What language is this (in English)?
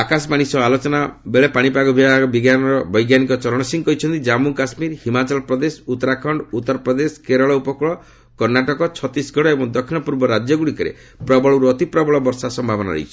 Odia